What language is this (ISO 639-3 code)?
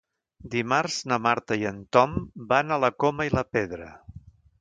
cat